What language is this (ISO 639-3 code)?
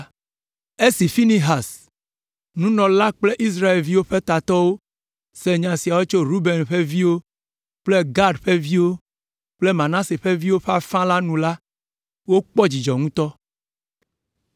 ewe